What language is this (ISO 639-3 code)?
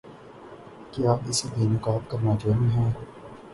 urd